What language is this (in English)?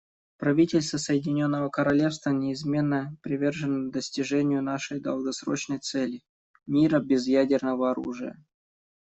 Russian